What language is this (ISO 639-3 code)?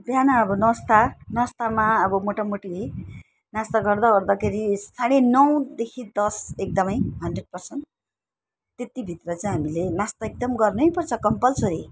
nep